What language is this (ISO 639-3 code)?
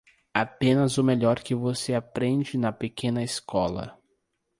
por